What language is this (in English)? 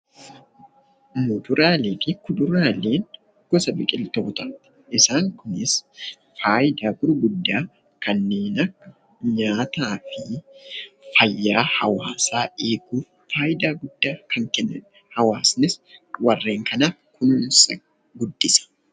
Oromo